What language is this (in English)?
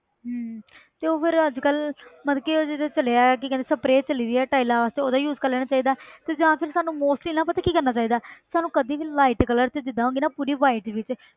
Punjabi